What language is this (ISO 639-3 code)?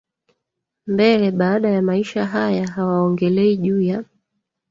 swa